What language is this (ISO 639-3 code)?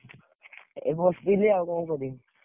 ori